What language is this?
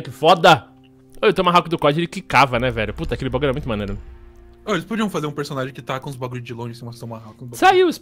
Portuguese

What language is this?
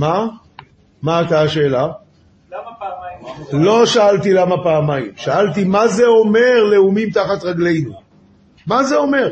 Hebrew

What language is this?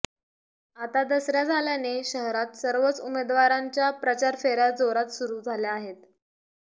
Marathi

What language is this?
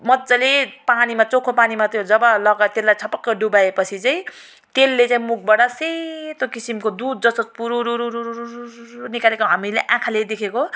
Nepali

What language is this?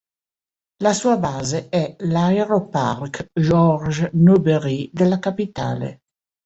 Italian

